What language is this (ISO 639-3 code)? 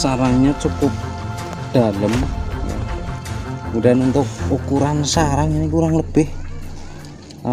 ind